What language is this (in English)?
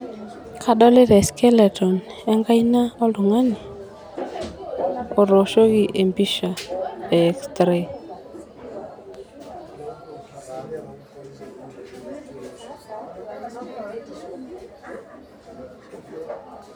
Masai